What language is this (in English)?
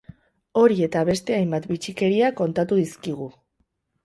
Basque